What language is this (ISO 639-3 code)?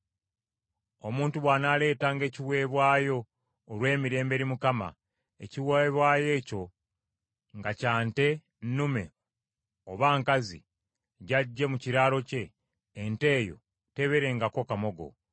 lug